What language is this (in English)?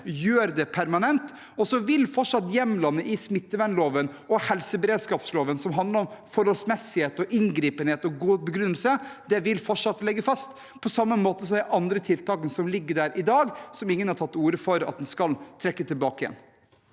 Norwegian